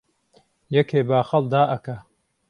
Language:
Central Kurdish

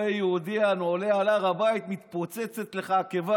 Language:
Hebrew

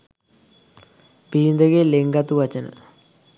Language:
Sinhala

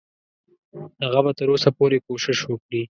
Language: Pashto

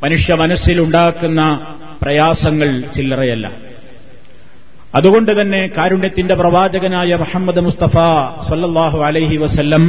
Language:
Malayalam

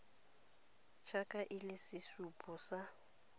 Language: Tswana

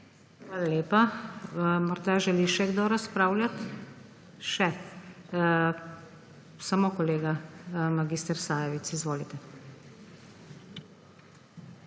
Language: Slovenian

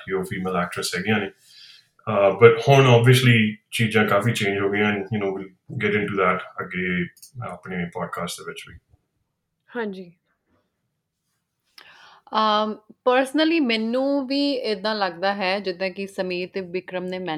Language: Punjabi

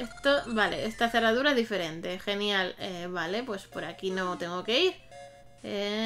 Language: Spanish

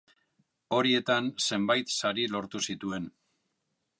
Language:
Basque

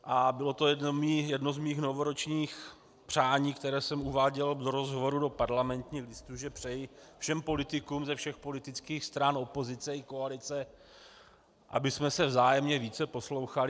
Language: Czech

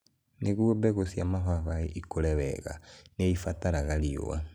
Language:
Kikuyu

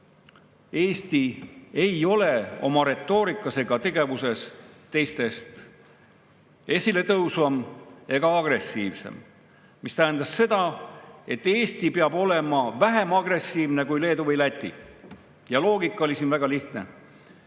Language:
Estonian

